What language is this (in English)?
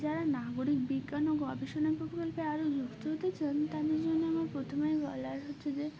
Bangla